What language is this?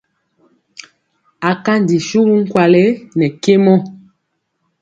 Mpiemo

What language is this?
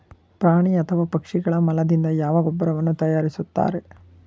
Kannada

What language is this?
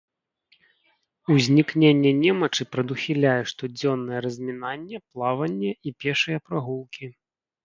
Belarusian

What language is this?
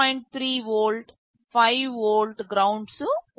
Telugu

